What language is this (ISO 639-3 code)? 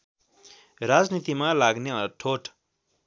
nep